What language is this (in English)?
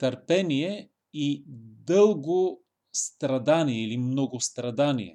Bulgarian